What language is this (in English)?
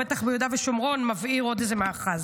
Hebrew